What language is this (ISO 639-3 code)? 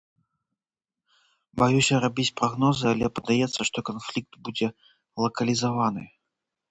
bel